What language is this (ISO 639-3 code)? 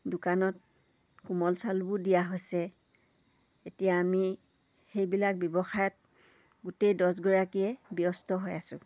asm